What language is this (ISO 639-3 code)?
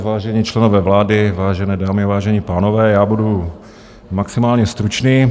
ces